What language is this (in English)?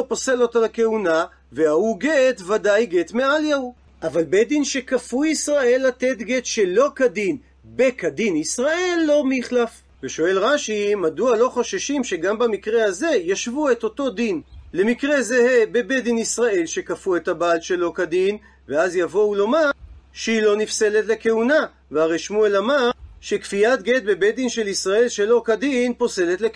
Hebrew